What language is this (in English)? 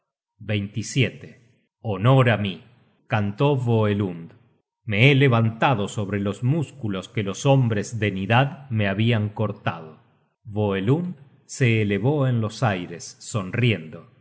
Spanish